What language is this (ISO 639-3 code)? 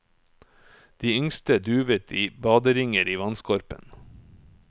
nor